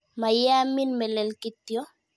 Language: Kalenjin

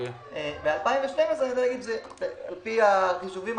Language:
Hebrew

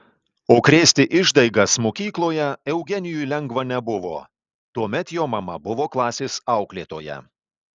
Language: Lithuanian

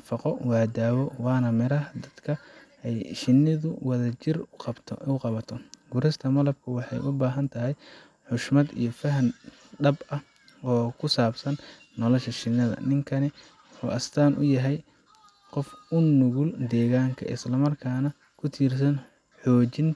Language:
Somali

